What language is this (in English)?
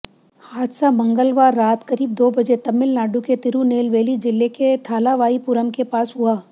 Hindi